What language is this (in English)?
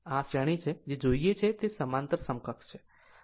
Gujarati